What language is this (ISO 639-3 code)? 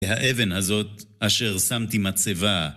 heb